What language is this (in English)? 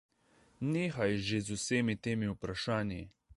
Slovenian